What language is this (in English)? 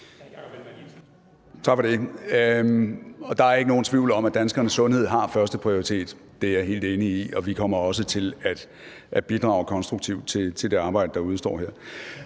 Danish